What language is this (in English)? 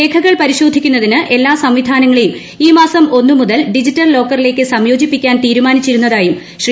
Malayalam